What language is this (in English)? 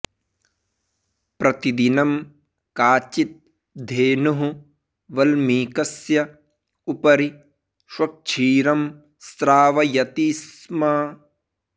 Sanskrit